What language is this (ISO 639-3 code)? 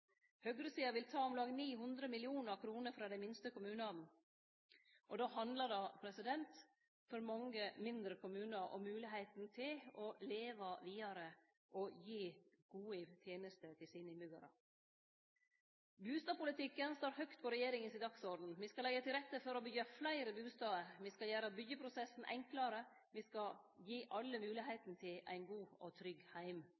nno